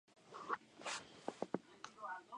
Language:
Spanish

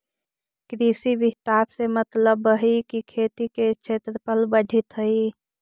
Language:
Magahi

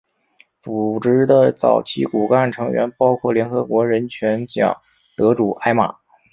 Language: Chinese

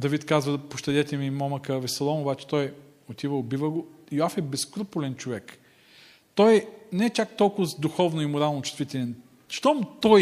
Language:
Bulgarian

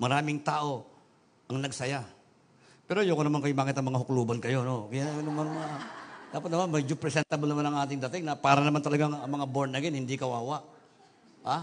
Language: Filipino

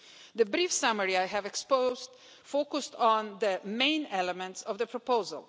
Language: English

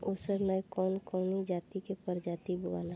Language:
Bhojpuri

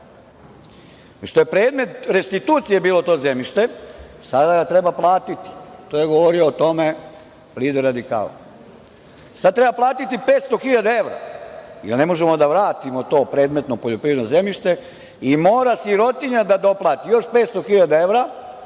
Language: Serbian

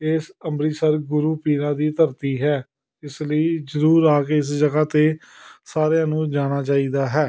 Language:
Punjabi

